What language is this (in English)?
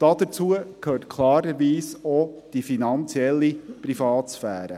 Swiss German